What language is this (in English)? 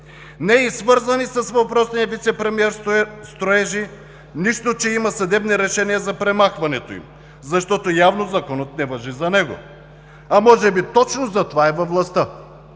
Bulgarian